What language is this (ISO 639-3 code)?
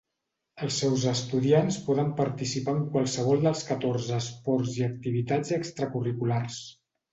cat